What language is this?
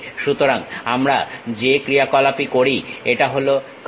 Bangla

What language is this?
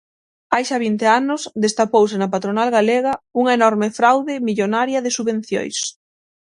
Galician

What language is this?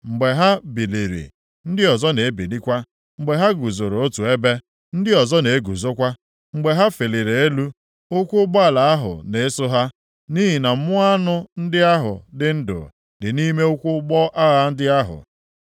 Igbo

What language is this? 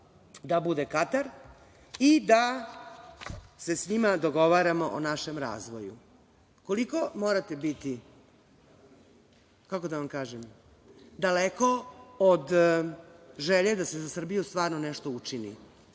Serbian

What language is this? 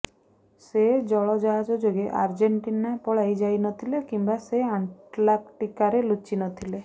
Odia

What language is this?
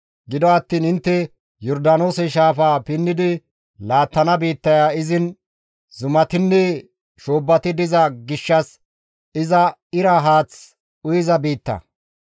Gamo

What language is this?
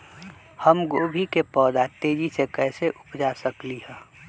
Magahi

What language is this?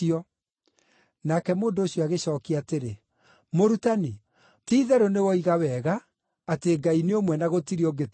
Kikuyu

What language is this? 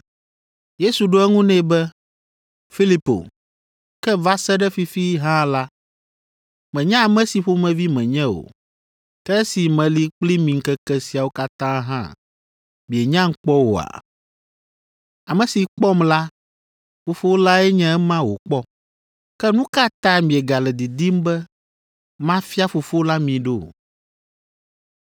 Ewe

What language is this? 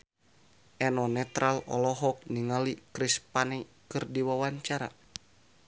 Sundanese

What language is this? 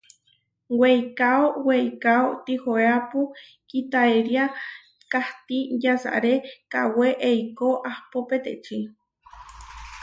Huarijio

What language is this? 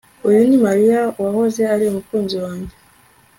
Kinyarwanda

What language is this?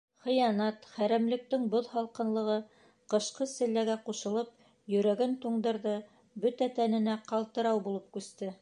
Bashkir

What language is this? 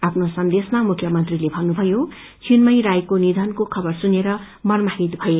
Nepali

